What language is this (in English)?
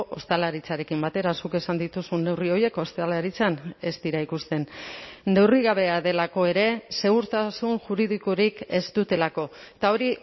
Basque